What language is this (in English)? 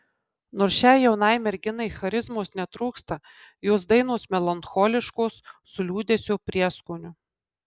Lithuanian